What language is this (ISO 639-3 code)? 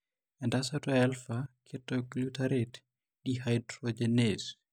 mas